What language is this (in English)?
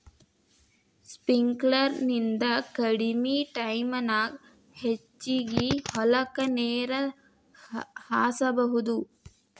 Kannada